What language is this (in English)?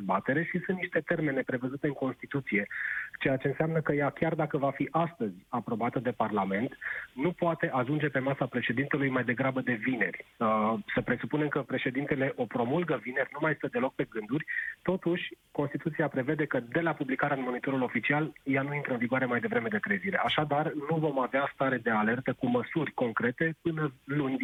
Romanian